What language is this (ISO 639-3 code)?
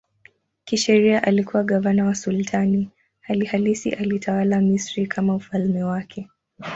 swa